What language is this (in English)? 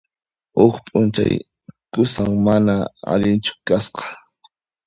Puno Quechua